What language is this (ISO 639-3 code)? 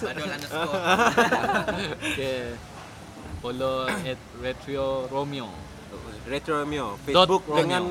msa